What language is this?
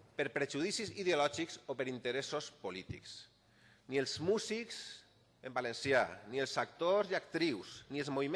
Spanish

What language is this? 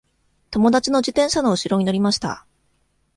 Japanese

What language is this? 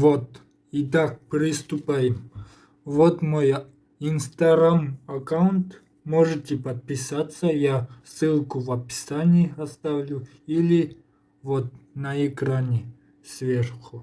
Russian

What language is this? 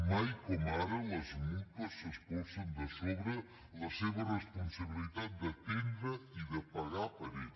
Catalan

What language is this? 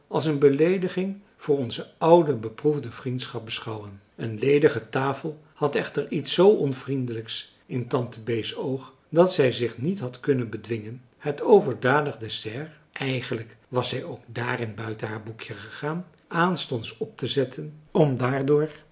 Dutch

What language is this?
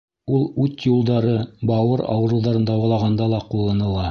Bashkir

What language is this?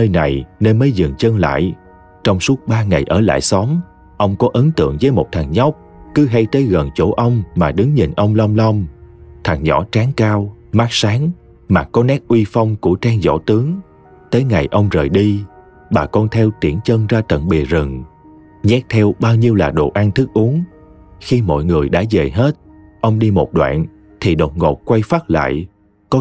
Vietnamese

